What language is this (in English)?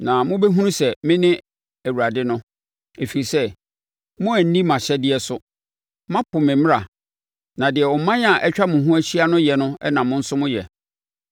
Akan